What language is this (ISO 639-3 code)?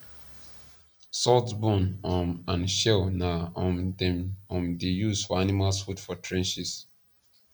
pcm